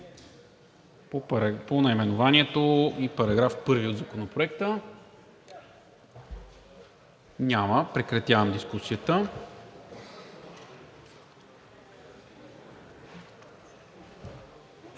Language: Bulgarian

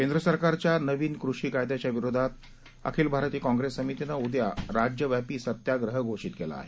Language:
Marathi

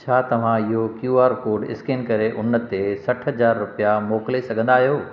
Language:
Sindhi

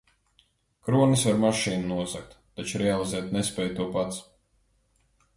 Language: Latvian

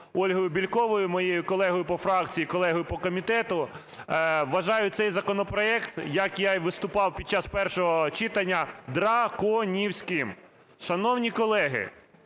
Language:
Ukrainian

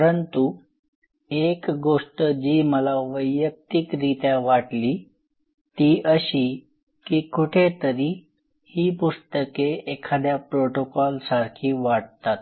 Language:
Marathi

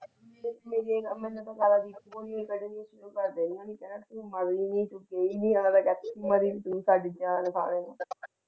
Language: Punjabi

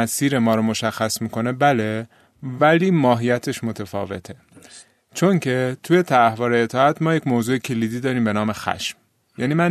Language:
Persian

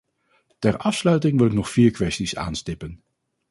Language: Dutch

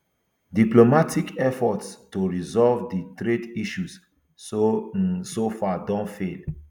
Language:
Nigerian Pidgin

